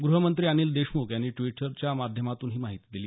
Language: Marathi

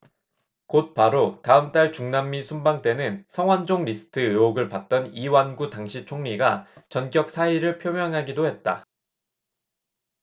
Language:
Korean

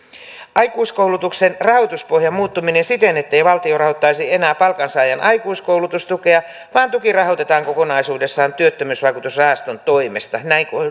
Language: Finnish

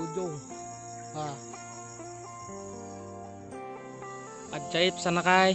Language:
Indonesian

